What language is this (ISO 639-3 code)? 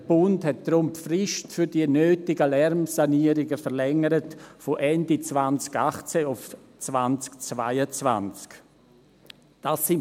gsw